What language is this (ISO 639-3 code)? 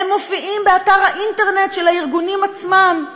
heb